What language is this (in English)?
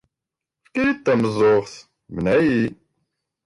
Kabyle